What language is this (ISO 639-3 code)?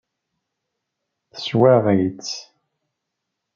kab